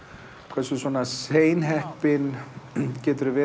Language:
Icelandic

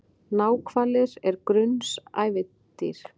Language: Icelandic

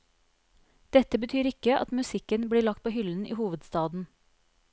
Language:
Norwegian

